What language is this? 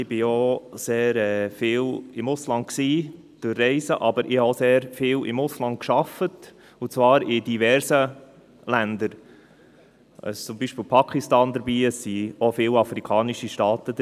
Swiss German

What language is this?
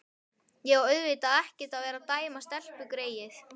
Icelandic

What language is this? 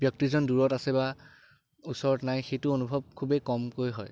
Assamese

